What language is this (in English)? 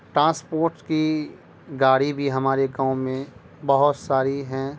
Urdu